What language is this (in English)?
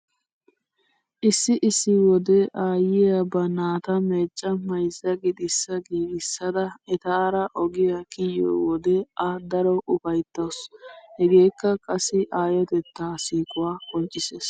Wolaytta